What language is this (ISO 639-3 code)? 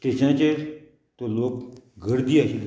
kok